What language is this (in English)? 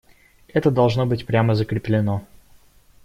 Russian